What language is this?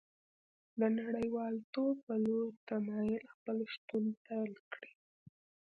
Pashto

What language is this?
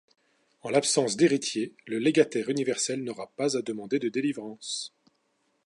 French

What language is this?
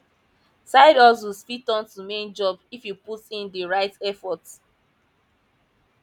Nigerian Pidgin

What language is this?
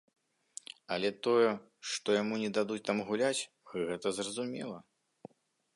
Belarusian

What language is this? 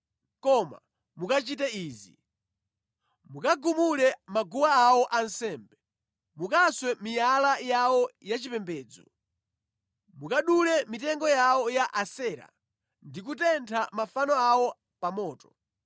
Nyanja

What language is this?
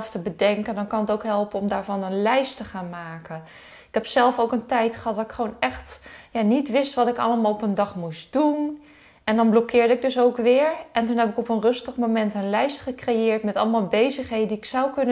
Dutch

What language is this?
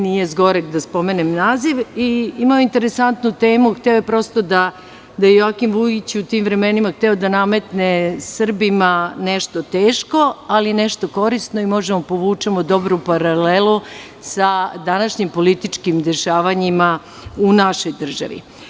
Serbian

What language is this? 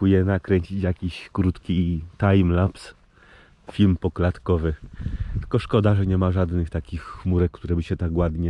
Polish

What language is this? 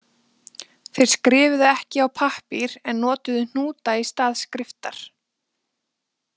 Icelandic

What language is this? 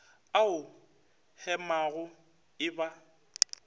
Northern Sotho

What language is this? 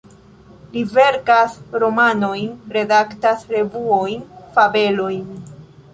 Esperanto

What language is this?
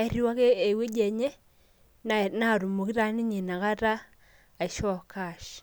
Masai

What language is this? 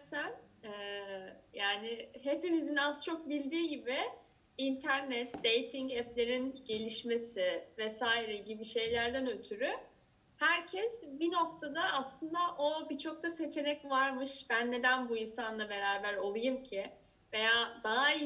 Turkish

